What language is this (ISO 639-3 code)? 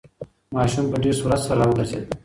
pus